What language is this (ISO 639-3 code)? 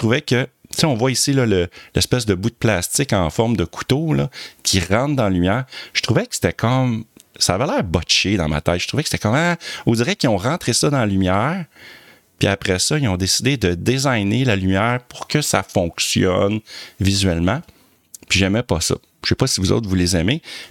fra